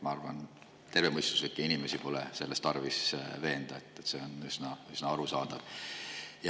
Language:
Estonian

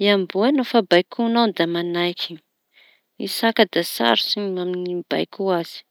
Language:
Tanosy Malagasy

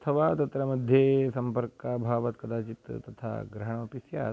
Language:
Sanskrit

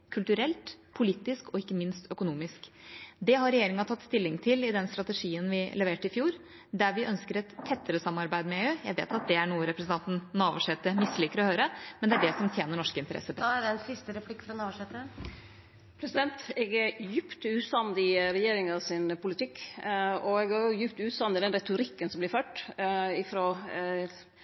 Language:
Norwegian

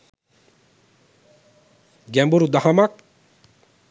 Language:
Sinhala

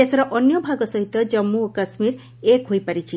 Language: Odia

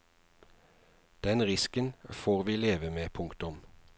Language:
Norwegian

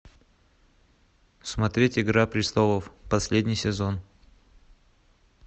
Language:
Russian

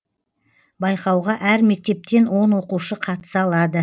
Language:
Kazakh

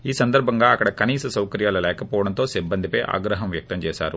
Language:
Telugu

